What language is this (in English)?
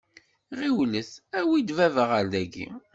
Kabyle